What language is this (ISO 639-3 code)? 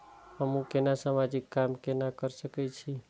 mai